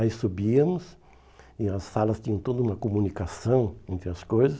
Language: Portuguese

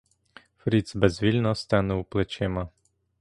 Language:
Ukrainian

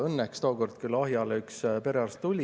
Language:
Estonian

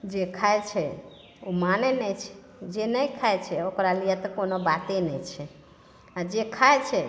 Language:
Maithili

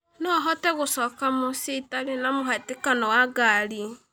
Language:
Kikuyu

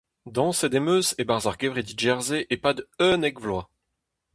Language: Breton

